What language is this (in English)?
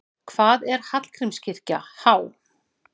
Icelandic